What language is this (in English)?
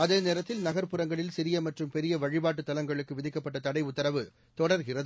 Tamil